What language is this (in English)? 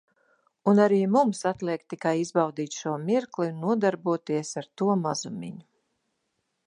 Latvian